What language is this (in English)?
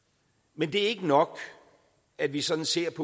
Danish